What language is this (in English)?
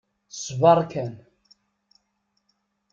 Kabyle